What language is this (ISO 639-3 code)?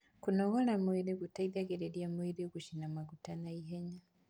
kik